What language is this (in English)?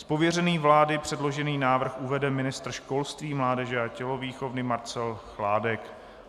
Czech